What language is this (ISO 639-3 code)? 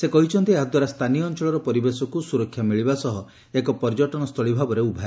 ori